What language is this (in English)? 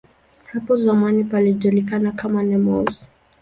Swahili